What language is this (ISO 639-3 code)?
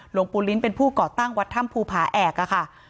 tha